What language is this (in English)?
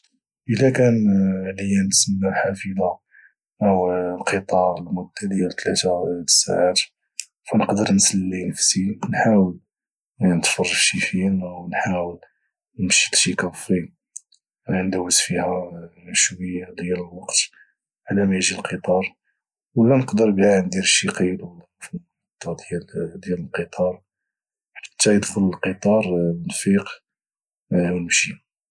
Moroccan Arabic